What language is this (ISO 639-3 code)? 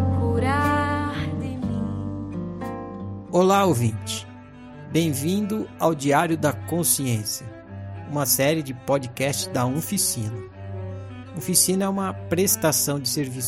por